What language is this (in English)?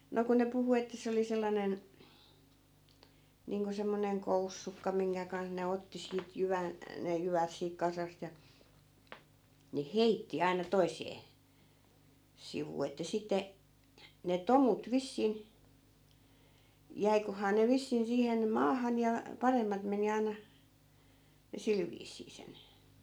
Finnish